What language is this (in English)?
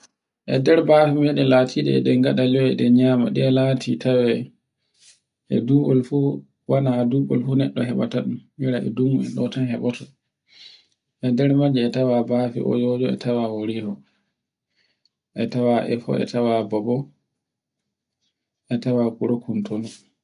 Borgu Fulfulde